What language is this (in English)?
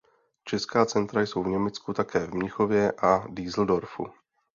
Czech